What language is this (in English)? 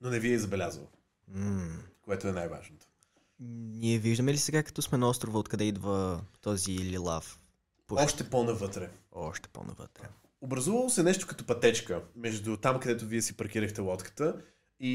Bulgarian